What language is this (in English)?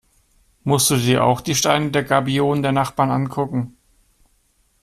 German